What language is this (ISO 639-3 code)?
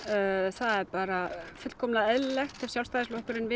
isl